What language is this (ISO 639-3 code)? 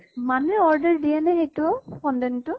asm